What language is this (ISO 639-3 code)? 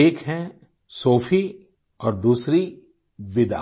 hin